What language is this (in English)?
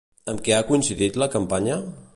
Catalan